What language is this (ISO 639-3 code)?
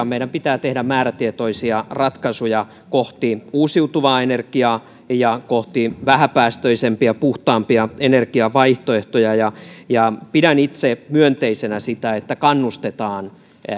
fin